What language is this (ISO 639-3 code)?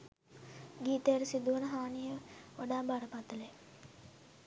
sin